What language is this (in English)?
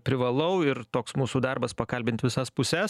Lithuanian